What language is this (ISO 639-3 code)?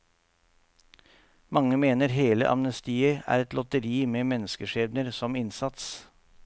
nor